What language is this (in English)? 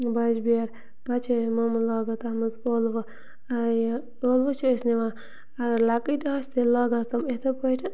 Kashmiri